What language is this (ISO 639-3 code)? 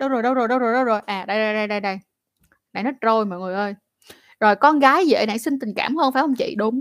vie